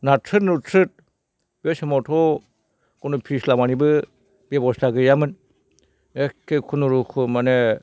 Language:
Bodo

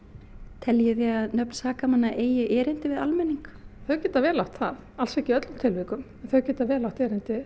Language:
Icelandic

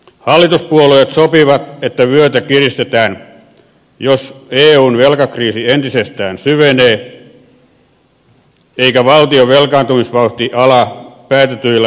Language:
Finnish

